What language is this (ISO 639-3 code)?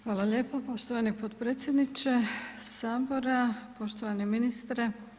hrv